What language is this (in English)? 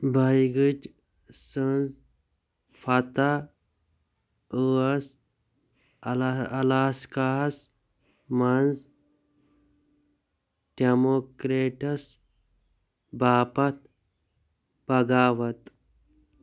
Kashmiri